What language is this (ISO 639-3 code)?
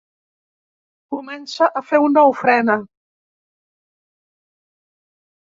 cat